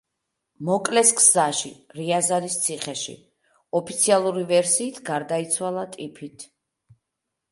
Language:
Georgian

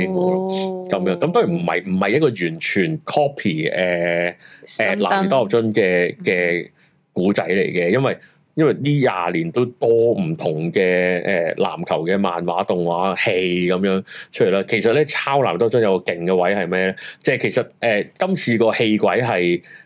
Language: Chinese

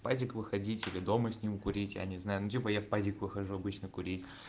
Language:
Russian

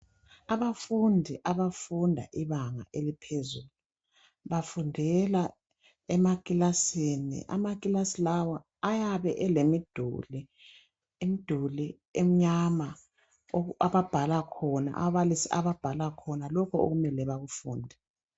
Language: North Ndebele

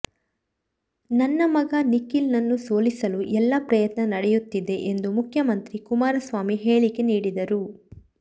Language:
Kannada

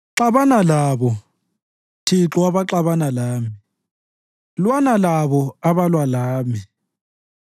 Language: North Ndebele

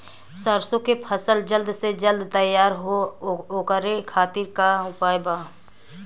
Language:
Bhojpuri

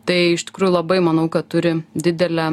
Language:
Lithuanian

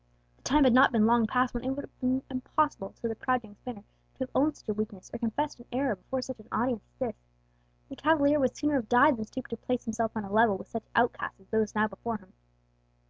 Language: English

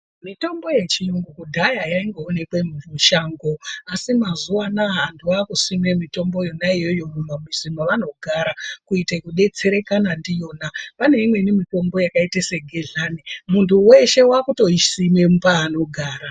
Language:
Ndau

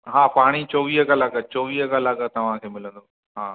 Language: Sindhi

